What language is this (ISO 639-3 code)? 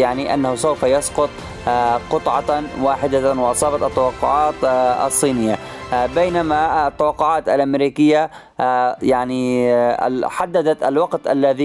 ara